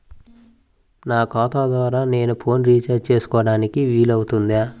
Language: Telugu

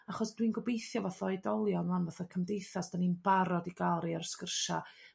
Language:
Welsh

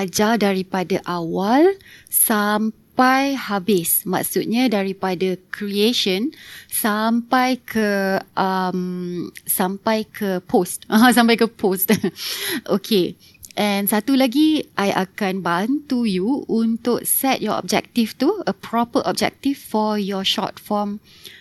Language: Malay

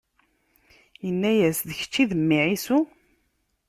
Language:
Kabyle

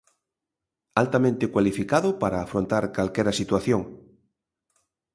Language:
Galician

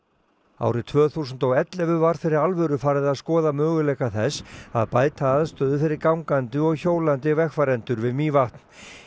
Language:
Icelandic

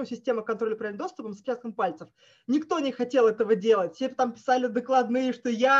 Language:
Russian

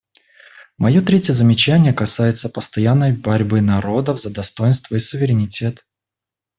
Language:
Russian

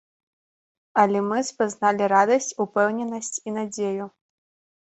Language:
Belarusian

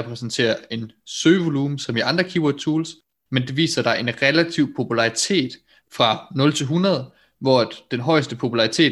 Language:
Danish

